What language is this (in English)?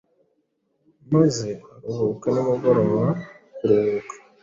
Kinyarwanda